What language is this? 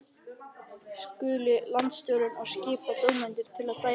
Icelandic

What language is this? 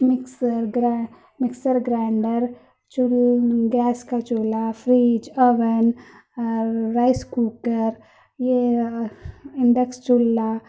Urdu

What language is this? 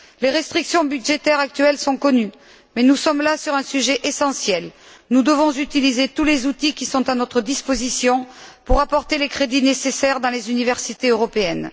French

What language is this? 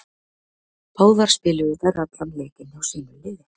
Icelandic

